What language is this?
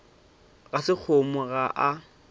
Northern Sotho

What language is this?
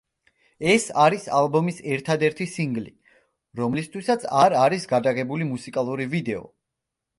Georgian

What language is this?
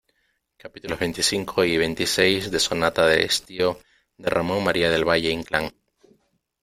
Spanish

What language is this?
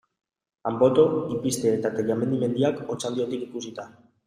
Basque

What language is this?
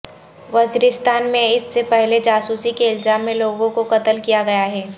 Urdu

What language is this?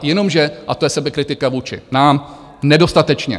Czech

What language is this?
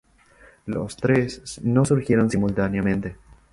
Spanish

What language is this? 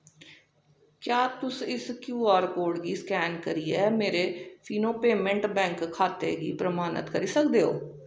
Dogri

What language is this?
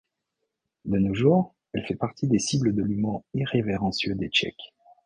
French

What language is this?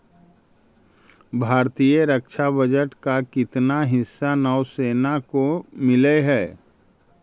Magahi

